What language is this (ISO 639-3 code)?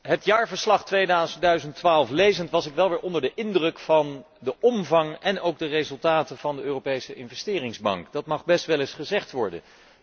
nld